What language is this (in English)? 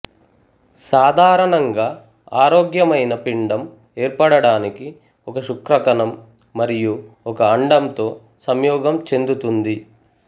Telugu